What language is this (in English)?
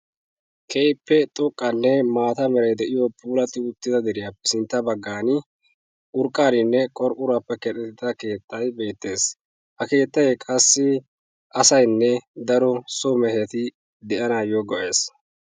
Wolaytta